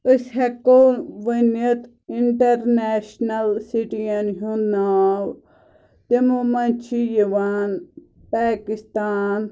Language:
Kashmiri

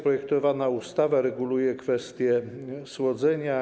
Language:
Polish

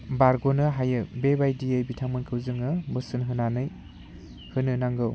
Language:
Bodo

